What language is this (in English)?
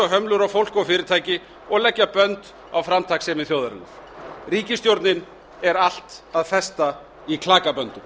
Icelandic